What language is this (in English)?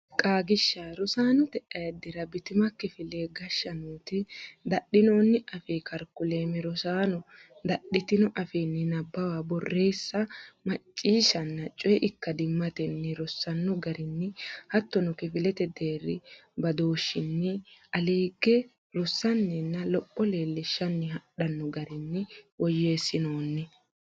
Sidamo